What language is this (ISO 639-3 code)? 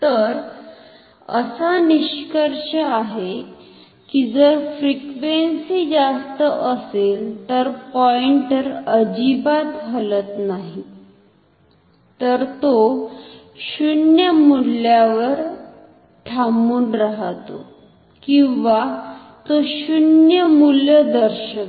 mar